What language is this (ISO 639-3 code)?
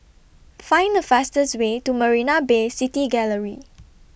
eng